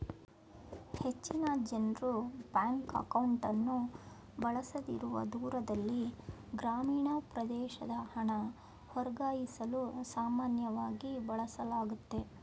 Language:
Kannada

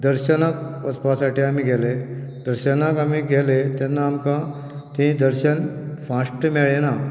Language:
Konkani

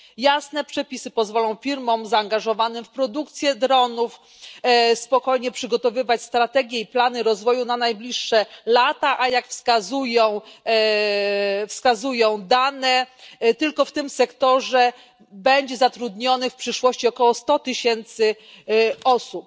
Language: Polish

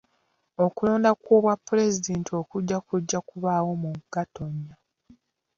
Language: Ganda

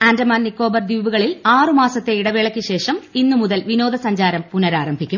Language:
Malayalam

